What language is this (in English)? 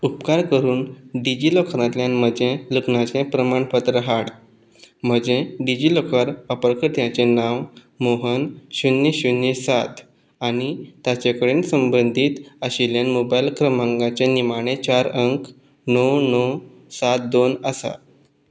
Konkani